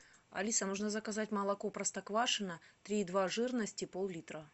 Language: Russian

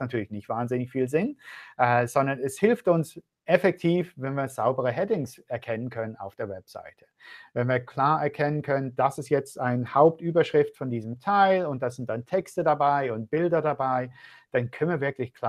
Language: German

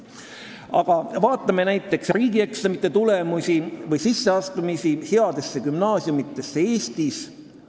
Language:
Estonian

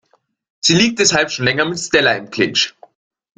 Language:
German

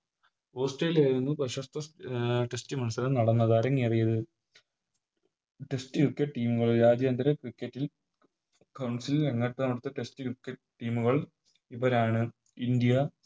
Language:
Malayalam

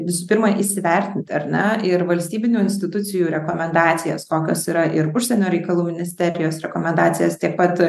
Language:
Lithuanian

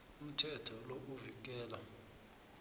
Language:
South Ndebele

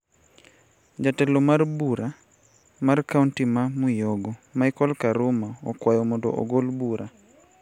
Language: Luo (Kenya and Tanzania)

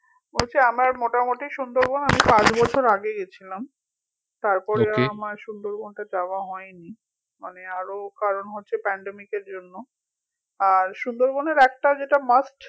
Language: Bangla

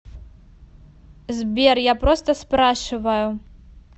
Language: Russian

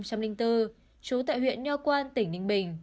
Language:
Vietnamese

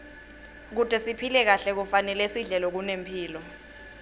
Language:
Swati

